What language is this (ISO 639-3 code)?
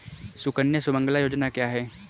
hin